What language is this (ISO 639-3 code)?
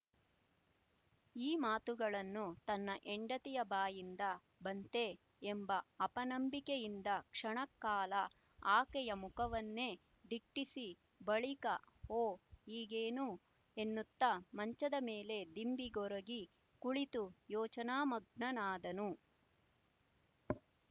kan